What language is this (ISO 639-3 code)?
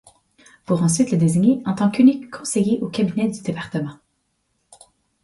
fra